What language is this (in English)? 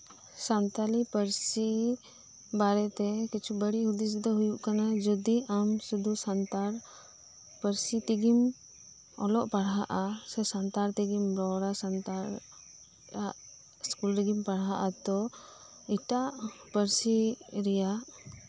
Santali